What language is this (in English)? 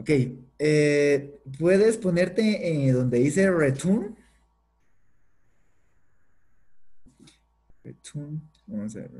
Spanish